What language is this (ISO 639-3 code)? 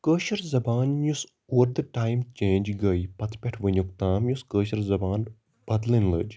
kas